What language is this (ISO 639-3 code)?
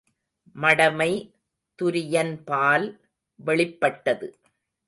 tam